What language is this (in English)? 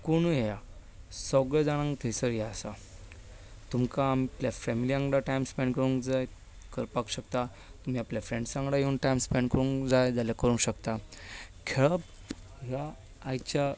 Konkani